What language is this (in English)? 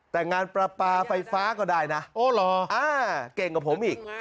Thai